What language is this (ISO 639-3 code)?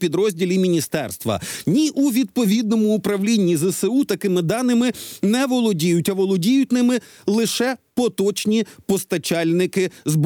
ukr